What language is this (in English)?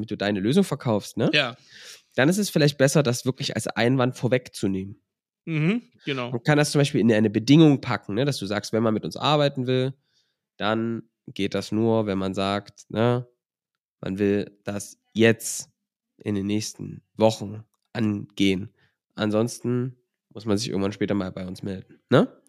German